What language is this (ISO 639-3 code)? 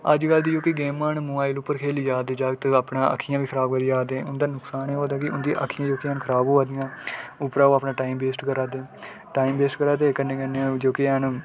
doi